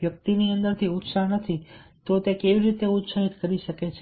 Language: Gujarati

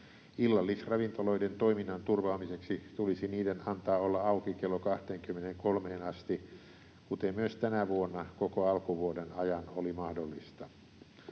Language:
Finnish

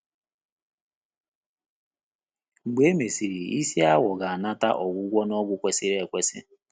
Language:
Igbo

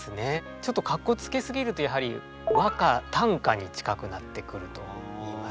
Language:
Japanese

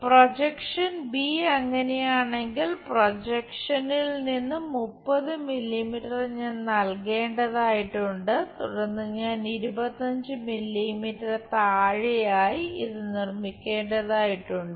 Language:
Malayalam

